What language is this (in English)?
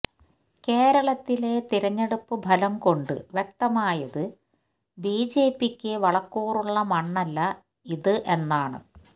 Malayalam